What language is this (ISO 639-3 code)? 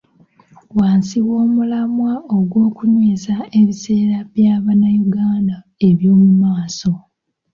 lug